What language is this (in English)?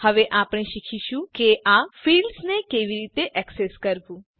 Gujarati